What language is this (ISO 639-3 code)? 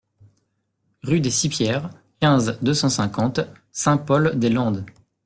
fra